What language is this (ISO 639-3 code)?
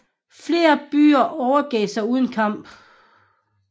dan